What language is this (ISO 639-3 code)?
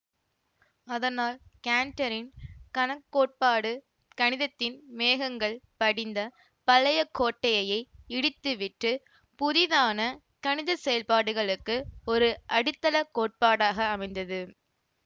tam